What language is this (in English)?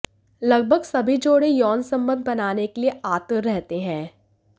Hindi